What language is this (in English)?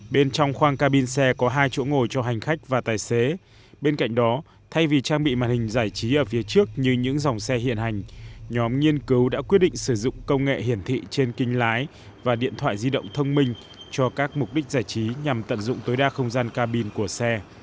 Vietnamese